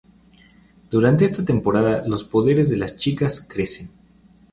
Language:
Spanish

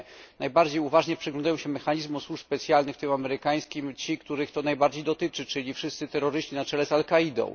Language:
Polish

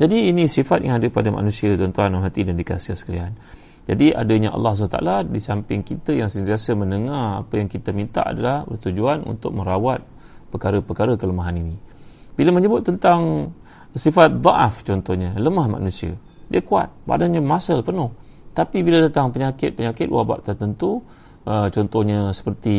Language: Malay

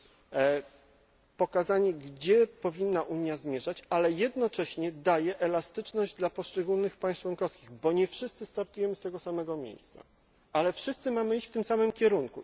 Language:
Polish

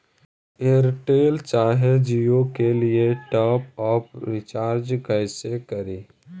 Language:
Magahi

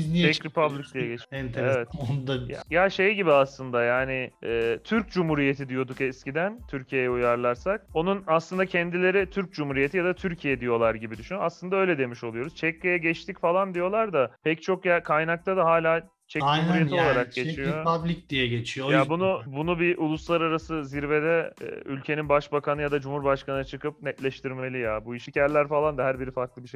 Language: Turkish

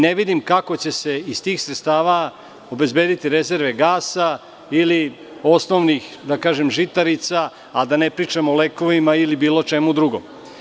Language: Serbian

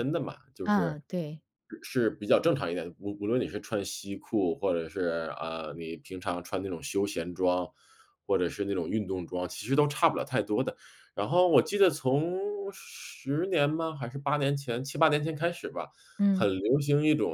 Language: Chinese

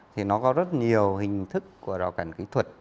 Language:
Vietnamese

